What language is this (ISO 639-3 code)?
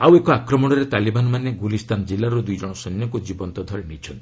ori